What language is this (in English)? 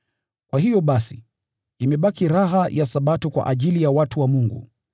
Swahili